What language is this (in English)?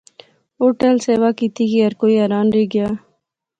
Pahari-Potwari